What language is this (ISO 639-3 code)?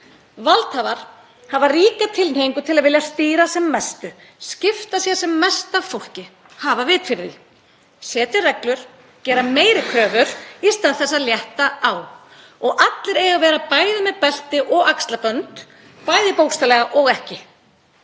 isl